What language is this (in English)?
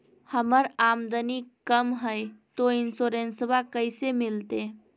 Magahi